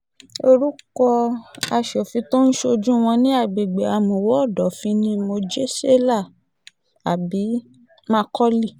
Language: Yoruba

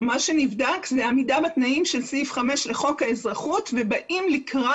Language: Hebrew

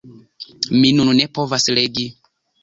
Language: Esperanto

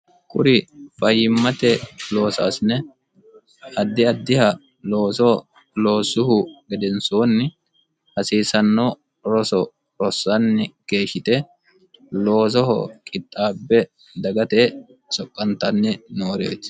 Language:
Sidamo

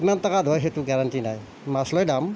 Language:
Assamese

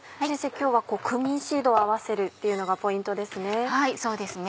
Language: Japanese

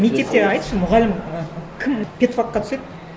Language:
Kazakh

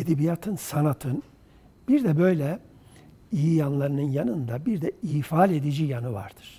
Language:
Turkish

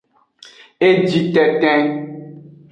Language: Aja (Benin)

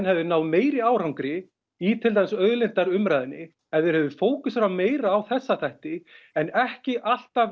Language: Icelandic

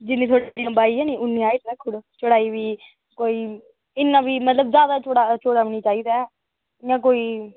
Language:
Dogri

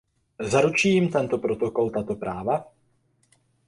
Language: Czech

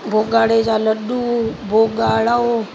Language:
Sindhi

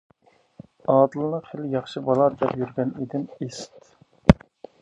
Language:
Uyghur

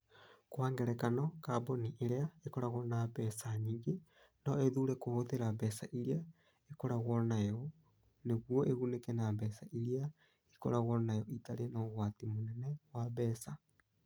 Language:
Kikuyu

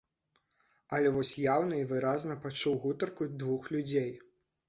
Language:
Belarusian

